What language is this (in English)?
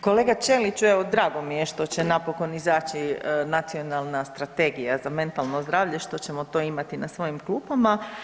Croatian